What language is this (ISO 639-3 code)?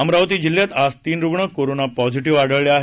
mar